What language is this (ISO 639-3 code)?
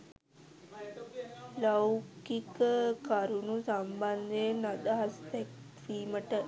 sin